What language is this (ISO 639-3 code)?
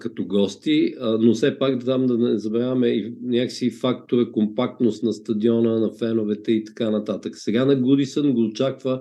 bul